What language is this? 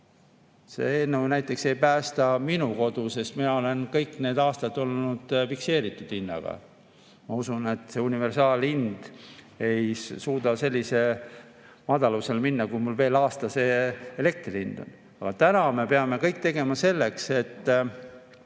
Estonian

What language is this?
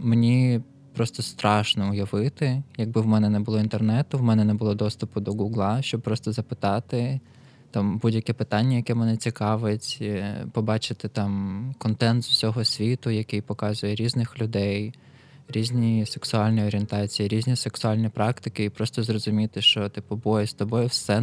Ukrainian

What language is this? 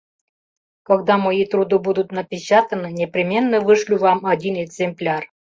Mari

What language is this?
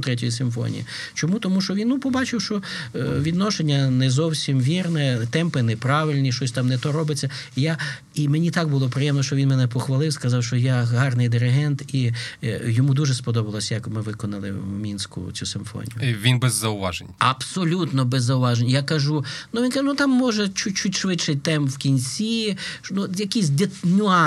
Ukrainian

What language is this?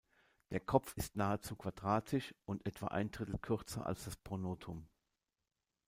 German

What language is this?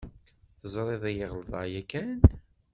Kabyle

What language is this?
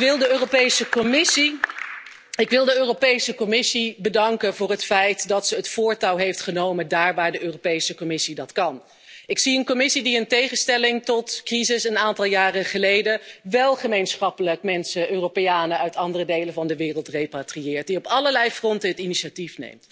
Dutch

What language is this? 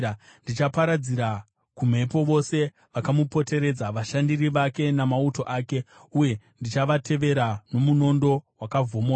Shona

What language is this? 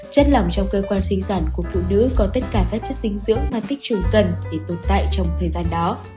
Vietnamese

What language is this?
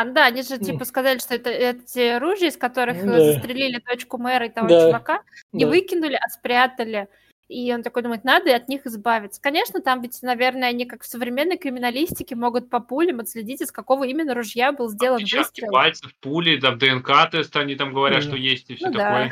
Russian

